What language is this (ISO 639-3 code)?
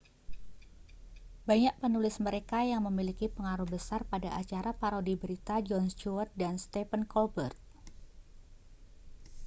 ind